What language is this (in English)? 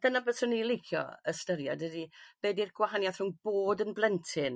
Welsh